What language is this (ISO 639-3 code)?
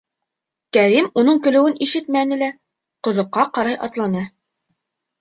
bak